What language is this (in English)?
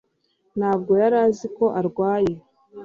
Kinyarwanda